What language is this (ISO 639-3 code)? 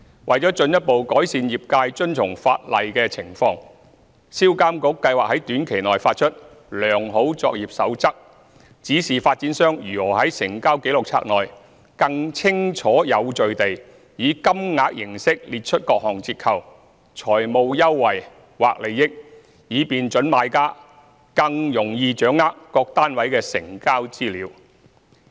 yue